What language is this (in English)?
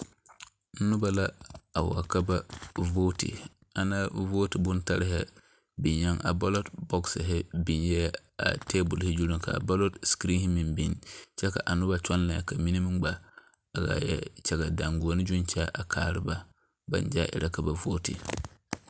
Southern Dagaare